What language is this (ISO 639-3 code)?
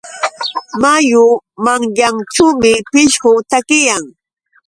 qux